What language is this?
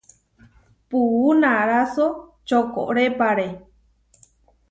Huarijio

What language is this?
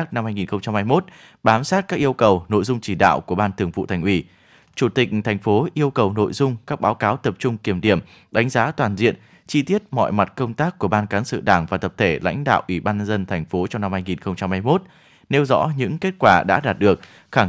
Vietnamese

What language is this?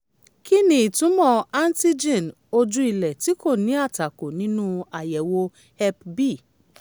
Yoruba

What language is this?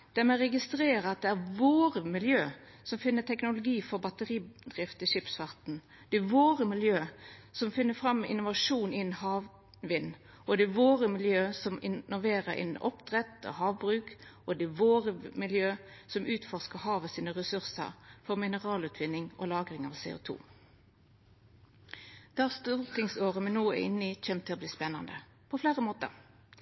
Norwegian Nynorsk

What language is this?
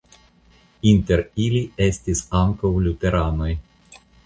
Esperanto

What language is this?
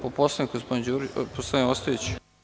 Serbian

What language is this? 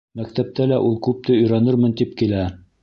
Bashkir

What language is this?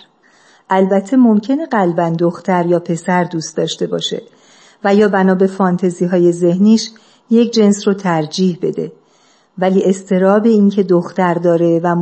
Persian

